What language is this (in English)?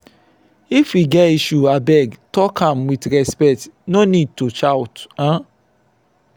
Nigerian Pidgin